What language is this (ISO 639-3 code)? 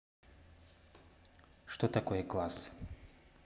rus